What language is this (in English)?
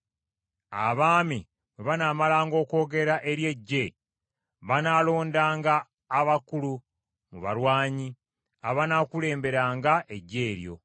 Ganda